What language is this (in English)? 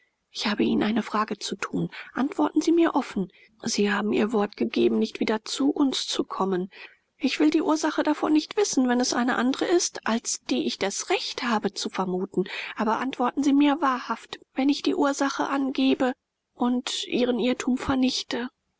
German